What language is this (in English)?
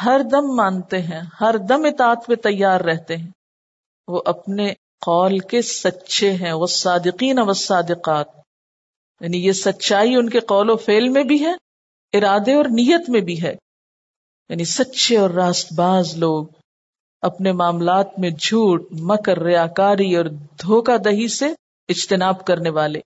Urdu